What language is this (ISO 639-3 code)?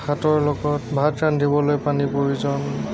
asm